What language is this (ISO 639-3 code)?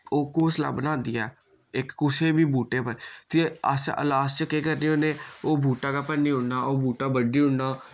doi